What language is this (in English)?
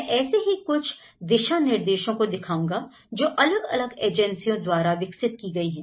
Hindi